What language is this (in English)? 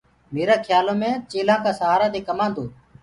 Gurgula